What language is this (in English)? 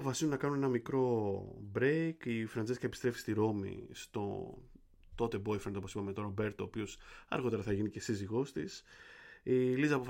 Greek